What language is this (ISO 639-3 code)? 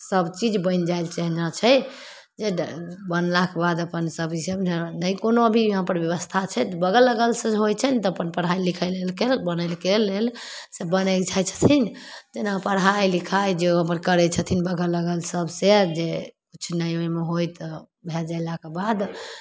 mai